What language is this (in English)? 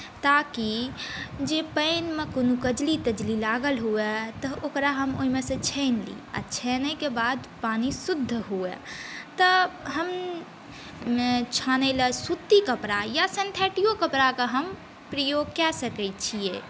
Maithili